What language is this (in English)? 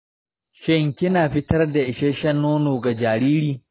Hausa